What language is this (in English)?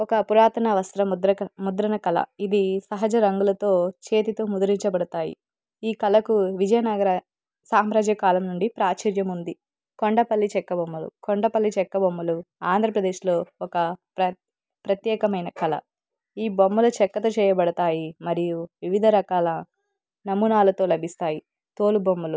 Telugu